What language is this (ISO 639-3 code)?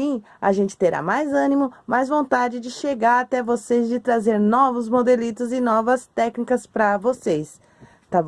por